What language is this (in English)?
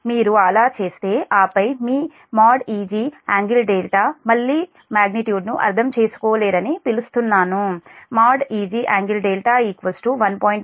Telugu